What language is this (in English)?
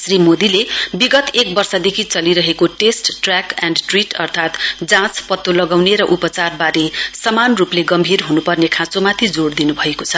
Nepali